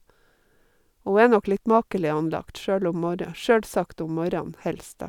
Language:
Norwegian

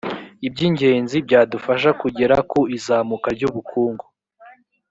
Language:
Kinyarwanda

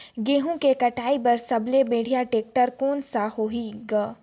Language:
Chhattisgarhi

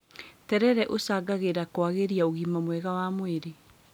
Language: Kikuyu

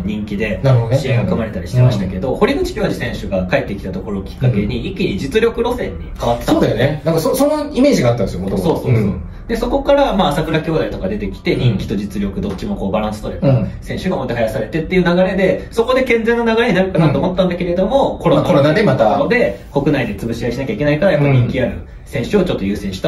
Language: Japanese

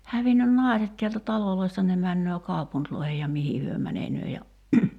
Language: Finnish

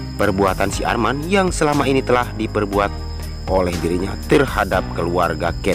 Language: Indonesian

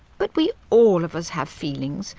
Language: English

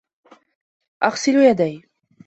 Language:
Arabic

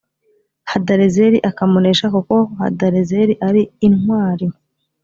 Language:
Kinyarwanda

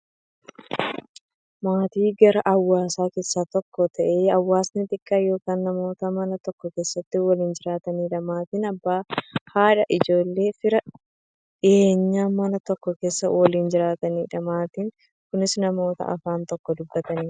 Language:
Oromo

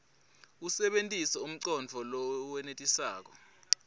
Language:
Swati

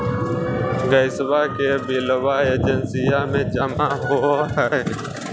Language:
Magahi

